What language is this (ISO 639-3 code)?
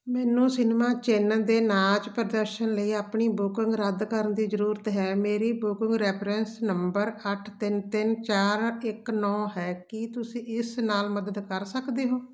pan